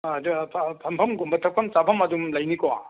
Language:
Manipuri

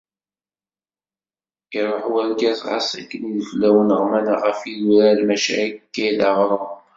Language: Kabyle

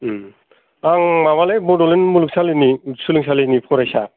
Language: Bodo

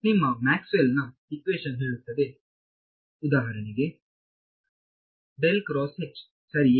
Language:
Kannada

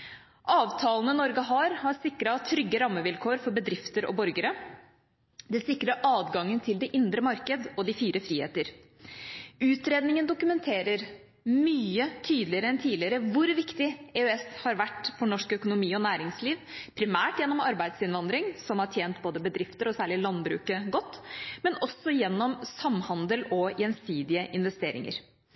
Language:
Norwegian Bokmål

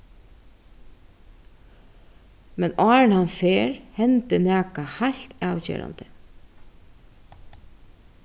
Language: Faroese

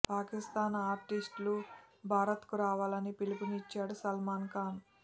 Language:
Telugu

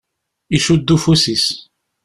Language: Kabyle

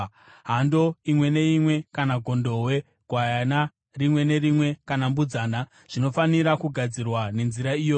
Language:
Shona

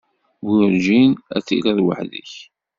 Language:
Kabyle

